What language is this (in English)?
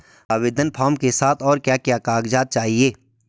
Hindi